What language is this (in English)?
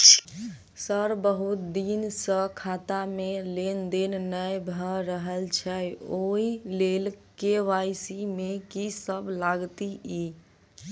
Maithili